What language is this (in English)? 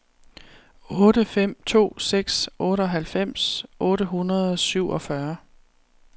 Danish